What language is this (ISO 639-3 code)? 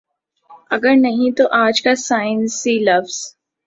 urd